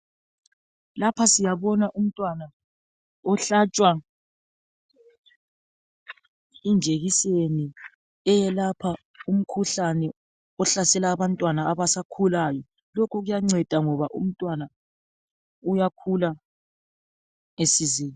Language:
North Ndebele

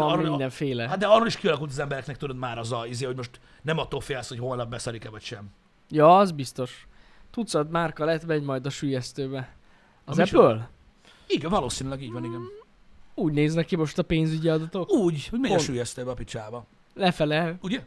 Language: Hungarian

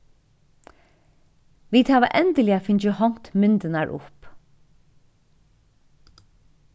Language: Faroese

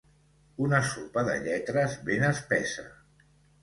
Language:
Catalan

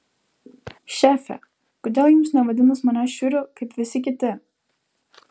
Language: Lithuanian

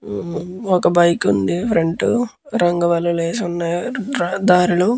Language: Telugu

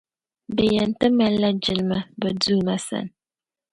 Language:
Dagbani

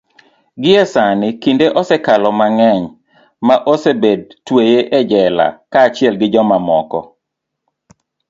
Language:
Luo (Kenya and Tanzania)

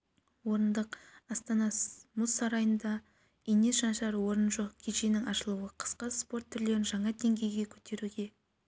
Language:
Kazakh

